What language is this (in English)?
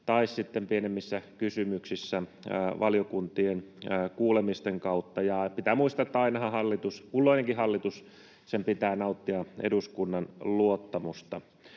Finnish